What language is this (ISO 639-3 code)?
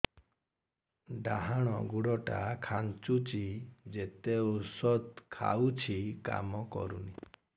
ori